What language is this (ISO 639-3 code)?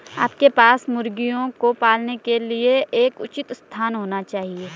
hin